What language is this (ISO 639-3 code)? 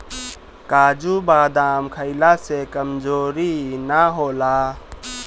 bho